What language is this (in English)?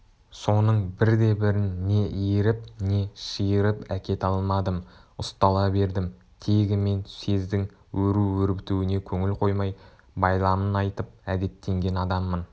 Kazakh